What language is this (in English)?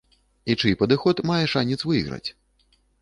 Belarusian